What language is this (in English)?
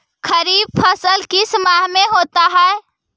Magahi